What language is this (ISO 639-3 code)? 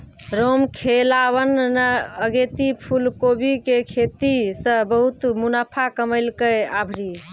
mai